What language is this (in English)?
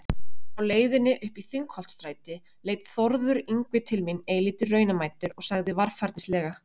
Icelandic